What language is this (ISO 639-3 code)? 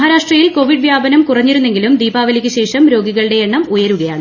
mal